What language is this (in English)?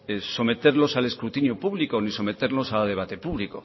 Spanish